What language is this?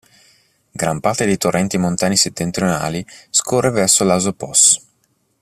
Italian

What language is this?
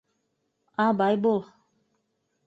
Bashkir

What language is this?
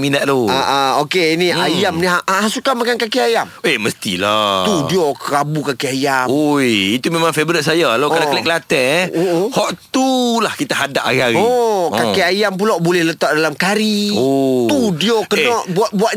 Malay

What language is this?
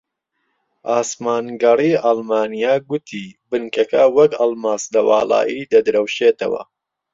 Central Kurdish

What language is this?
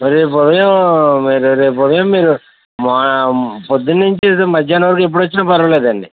Telugu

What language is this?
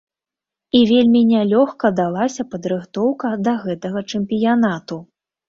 Belarusian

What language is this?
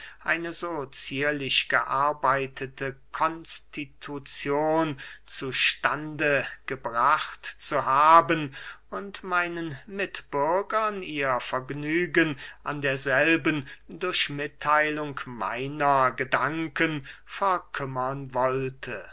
German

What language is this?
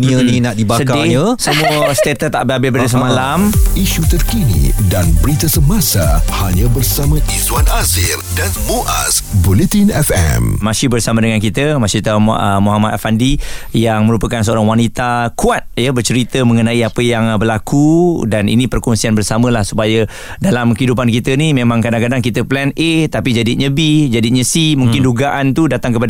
Malay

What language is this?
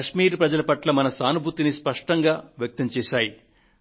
Telugu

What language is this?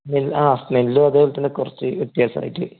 Malayalam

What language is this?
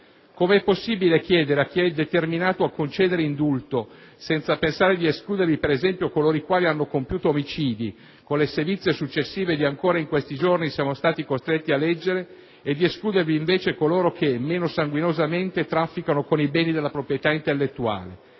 Italian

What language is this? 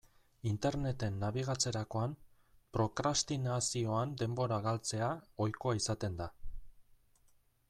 Basque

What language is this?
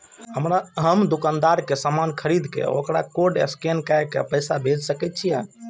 Maithili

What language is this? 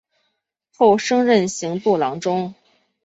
Chinese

